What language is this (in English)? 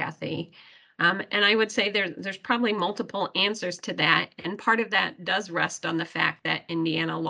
English